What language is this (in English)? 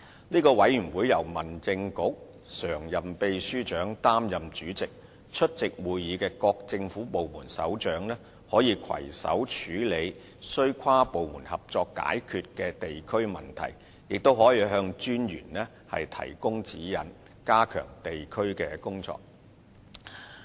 Cantonese